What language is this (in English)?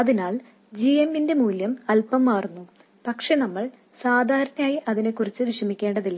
Malayalam